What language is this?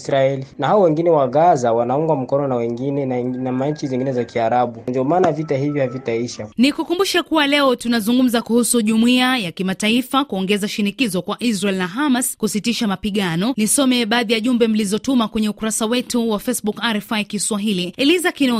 Swahili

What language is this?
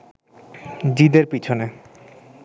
Bangla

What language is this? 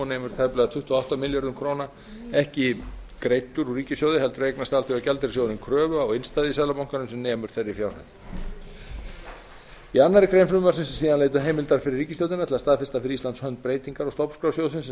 Icelandic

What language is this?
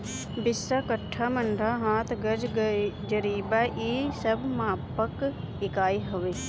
Bhojpuri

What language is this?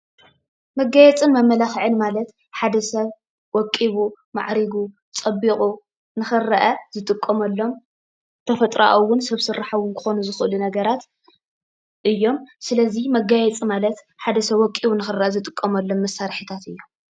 Tigrinya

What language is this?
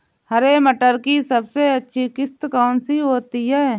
Hindi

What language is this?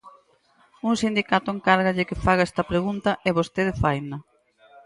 Galician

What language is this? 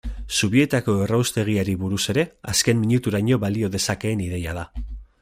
Basque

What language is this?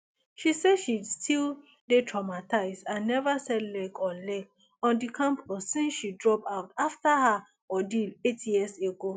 Nigerian Pidgin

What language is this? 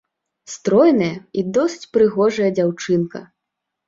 Belarusian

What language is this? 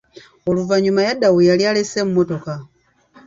Ganda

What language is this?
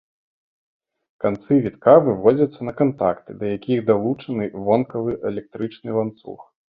Belarusian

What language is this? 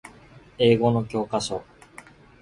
Japanese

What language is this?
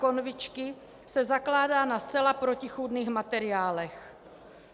Czech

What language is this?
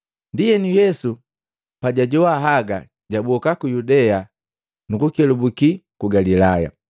Matengo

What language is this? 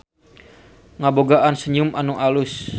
Sundanese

